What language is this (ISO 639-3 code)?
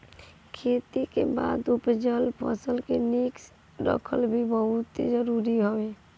bho